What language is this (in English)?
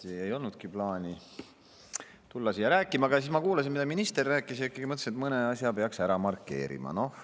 Estonian